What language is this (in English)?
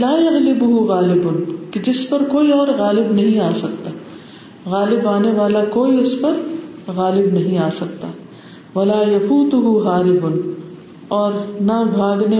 Urdu